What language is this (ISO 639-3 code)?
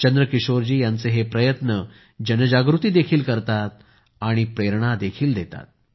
mar